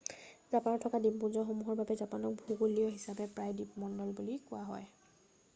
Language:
Assamese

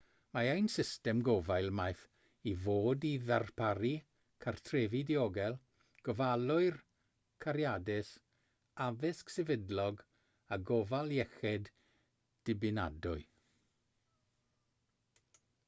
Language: Welsh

